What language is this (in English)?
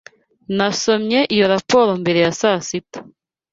Kinyarwanda